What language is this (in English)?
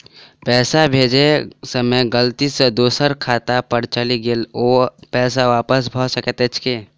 Maithili